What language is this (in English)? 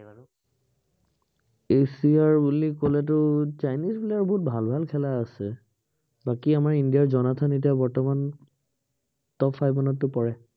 Assamese